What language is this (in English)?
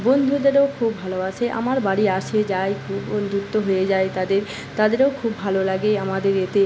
Bangla